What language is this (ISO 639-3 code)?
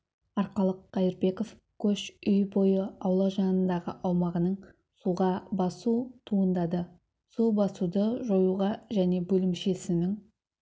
kaz